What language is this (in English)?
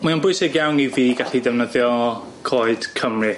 Welsh